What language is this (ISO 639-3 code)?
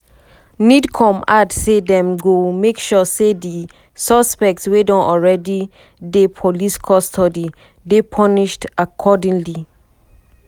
pcm